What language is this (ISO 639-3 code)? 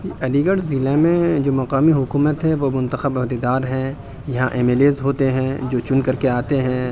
urd